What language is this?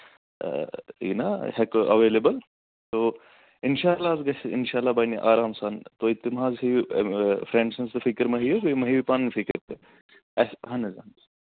Kashmiri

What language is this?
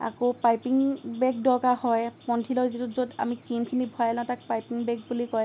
Assamese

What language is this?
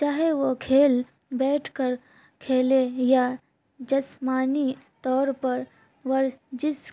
Urdu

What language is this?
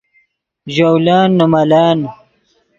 Yidgha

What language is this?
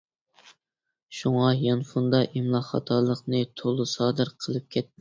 Uyghur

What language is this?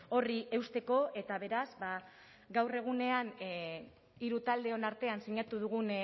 Basque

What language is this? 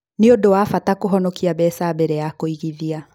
Kikuyu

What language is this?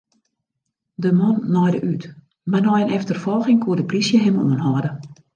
Western Frisian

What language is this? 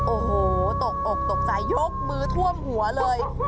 Thai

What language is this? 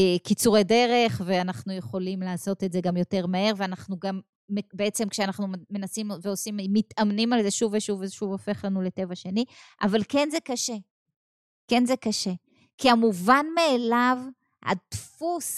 Hebrew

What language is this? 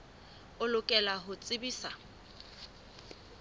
Southern Sotho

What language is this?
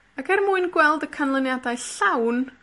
Welsh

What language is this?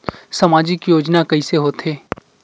Chhattisgarhi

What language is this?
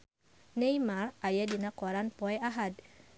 Sundanese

